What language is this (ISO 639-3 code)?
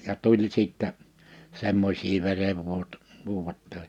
fin